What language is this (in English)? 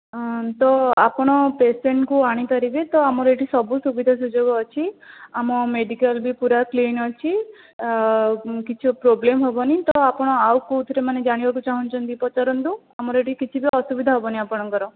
Odia